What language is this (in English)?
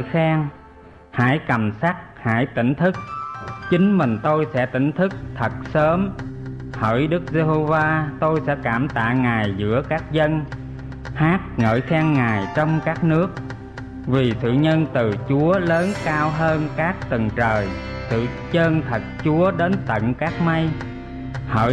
Vietnamese